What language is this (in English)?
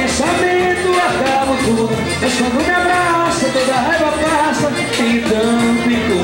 Arabic